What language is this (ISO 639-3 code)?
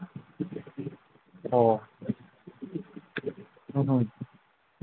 mni